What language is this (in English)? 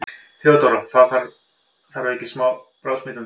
Icelandic